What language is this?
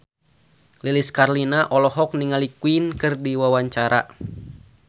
Sundanese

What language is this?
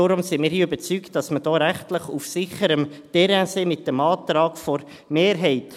Swiss German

